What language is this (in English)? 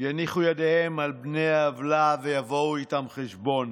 Hebrew